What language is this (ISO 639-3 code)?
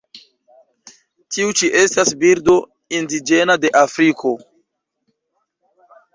epo